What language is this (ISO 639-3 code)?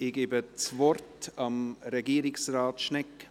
gsw